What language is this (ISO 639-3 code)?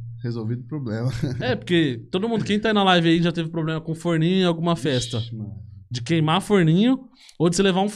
por